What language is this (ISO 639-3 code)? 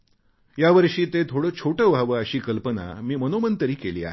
mar